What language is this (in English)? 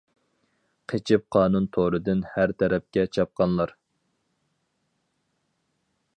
Uyghur